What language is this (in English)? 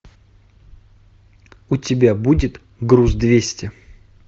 Russian